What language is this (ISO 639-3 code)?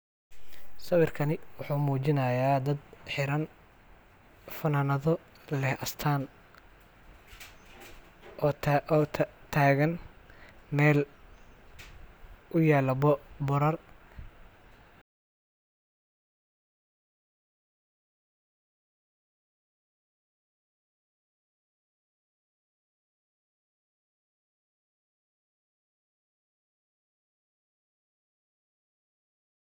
som